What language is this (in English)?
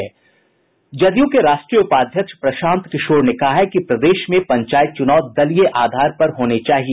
Hindi